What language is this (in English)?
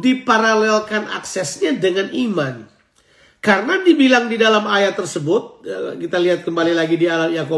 Indonesian